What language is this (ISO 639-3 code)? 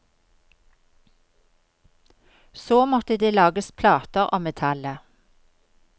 nor